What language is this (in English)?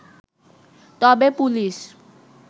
Bangla